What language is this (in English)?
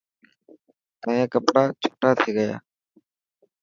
Dhatki